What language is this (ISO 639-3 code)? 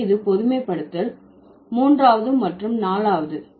tam